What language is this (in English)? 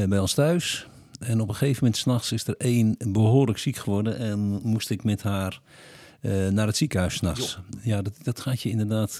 Dutch